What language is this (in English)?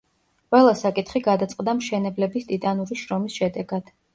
Georgian